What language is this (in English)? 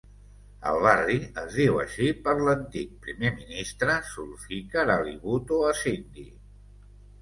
Catalan